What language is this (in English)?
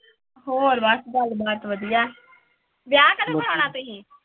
Punjabi